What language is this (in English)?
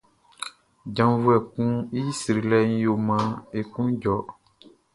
Baoulé